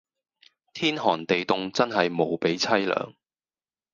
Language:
Cantonese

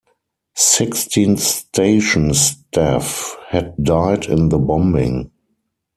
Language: English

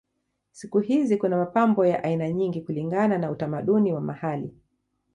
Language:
Swahili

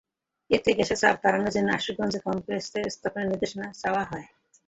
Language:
Bangla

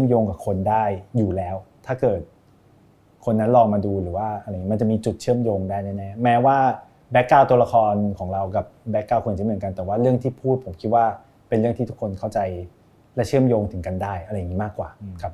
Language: Thai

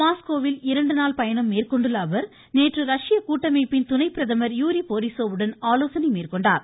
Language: Tamil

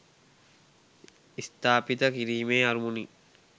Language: Sinhala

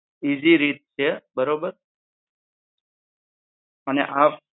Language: Gujarati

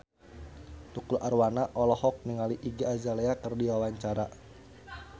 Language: Sundanese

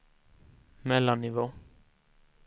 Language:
Swedish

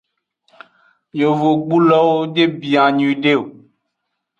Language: Aja (Benin)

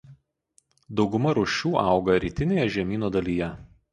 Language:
Lithuanian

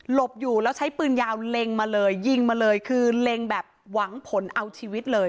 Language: Thai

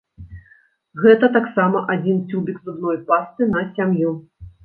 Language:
Belarusian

